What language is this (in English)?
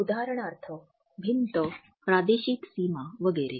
Marathi